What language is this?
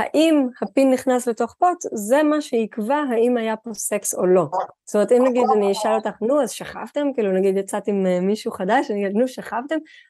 Hebrew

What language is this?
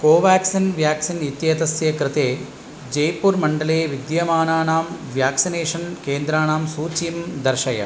Sanskrit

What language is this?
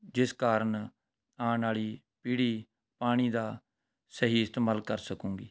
Punjabi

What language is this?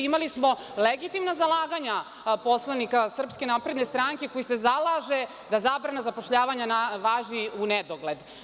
Serbian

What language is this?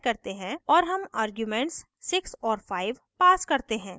Hindi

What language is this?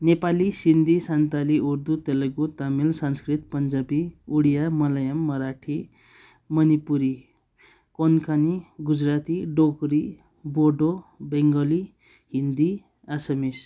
Nepali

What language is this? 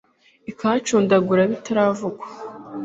Kinyarwanda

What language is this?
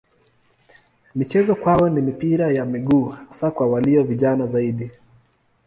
Swahili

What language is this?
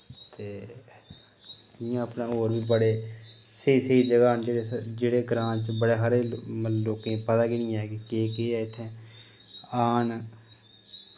Dogri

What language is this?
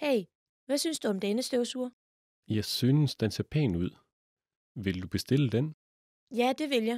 Danish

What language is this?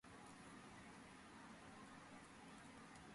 Georgian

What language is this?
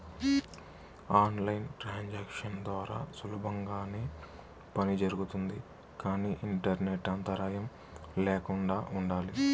Telugu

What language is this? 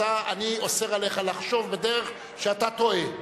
Hebrew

